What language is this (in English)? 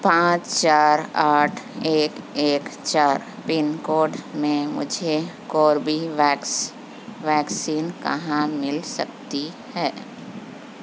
Urdu